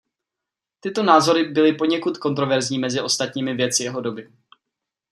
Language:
Czech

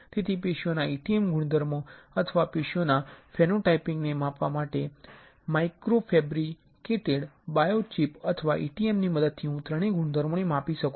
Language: Gujarati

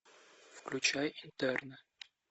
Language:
Russian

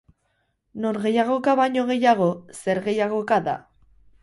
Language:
Basque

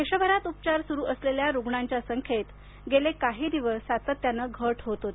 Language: Marathi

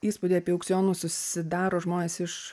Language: Lithuanian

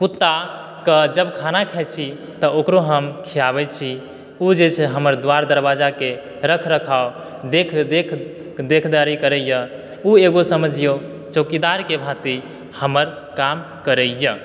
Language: Maithili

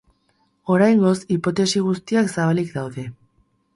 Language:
Basque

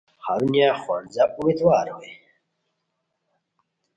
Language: Khowar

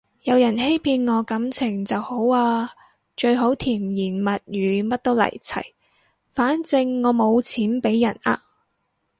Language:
Cantonese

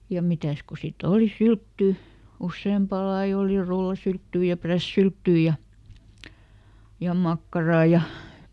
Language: Finnish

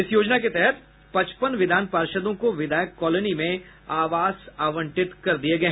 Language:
Hindi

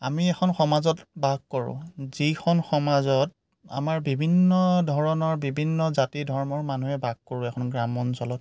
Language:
Assamese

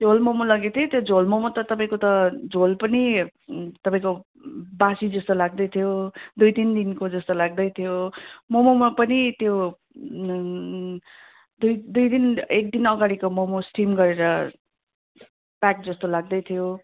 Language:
Nepali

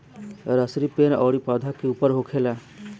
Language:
Bhojpuri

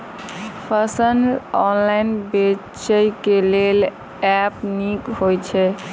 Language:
Maithili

